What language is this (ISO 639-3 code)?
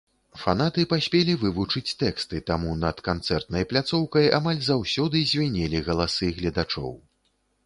bel